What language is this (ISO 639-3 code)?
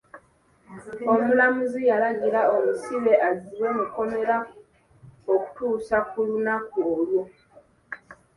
lug